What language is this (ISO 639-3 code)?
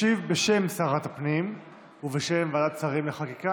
heb